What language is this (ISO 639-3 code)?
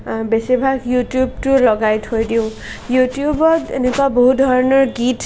asm